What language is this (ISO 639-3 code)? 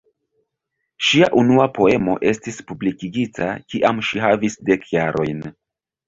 epo